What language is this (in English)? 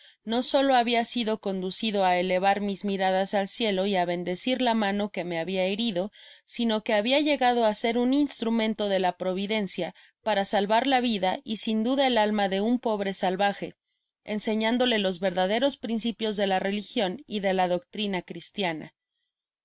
Spanish